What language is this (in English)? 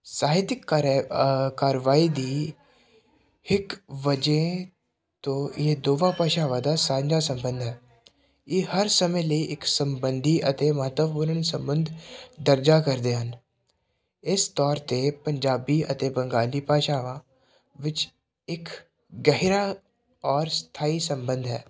Punjabi